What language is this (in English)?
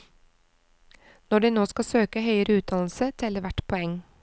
Norwegian